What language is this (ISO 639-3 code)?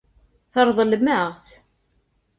kab